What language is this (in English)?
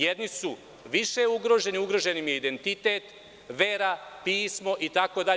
Serbian